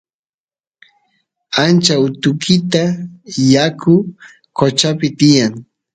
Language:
Santiago del Estero Quichua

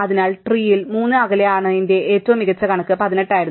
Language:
Malayalam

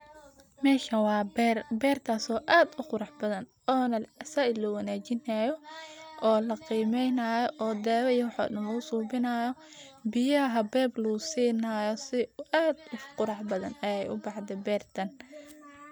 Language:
Somali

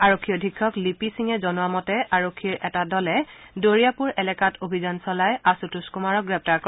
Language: Assamese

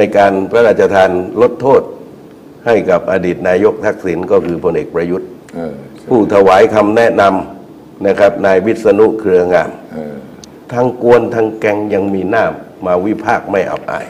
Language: Thai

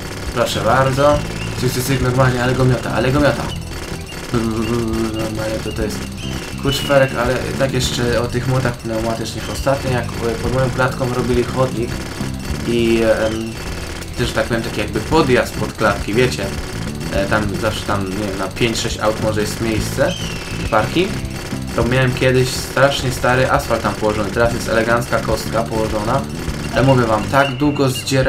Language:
Polish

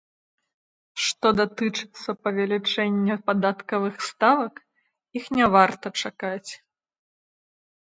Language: Belarusian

